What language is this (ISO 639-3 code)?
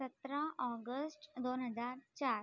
mar